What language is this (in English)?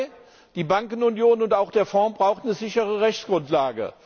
German